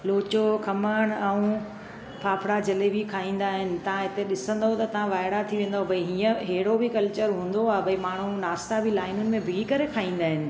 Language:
Sindhi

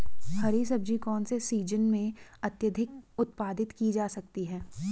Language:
Hindi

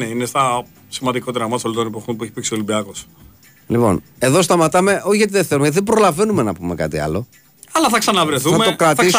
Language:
Greek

